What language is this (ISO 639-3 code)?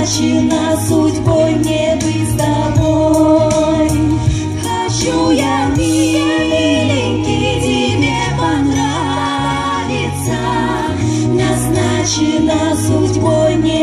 rus